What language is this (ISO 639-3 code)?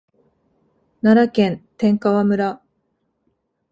jpn